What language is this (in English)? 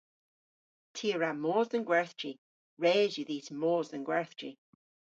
Cornish